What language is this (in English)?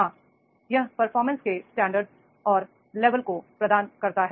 Hindi